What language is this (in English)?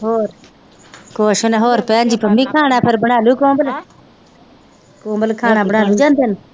Punjabi